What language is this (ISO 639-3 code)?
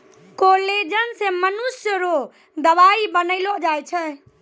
mai